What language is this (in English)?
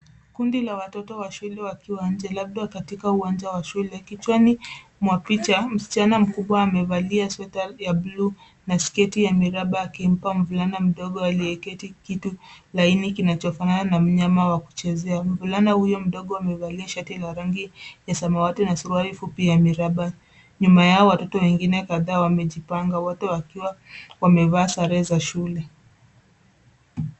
Swahili